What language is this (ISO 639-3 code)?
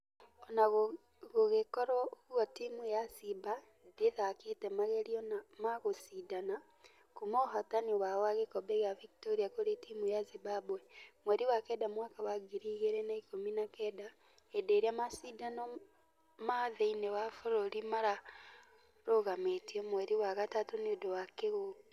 kik